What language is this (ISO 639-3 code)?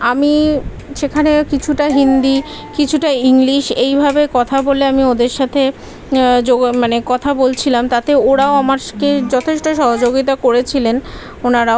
ben